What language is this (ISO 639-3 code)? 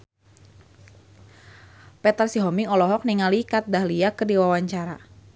sun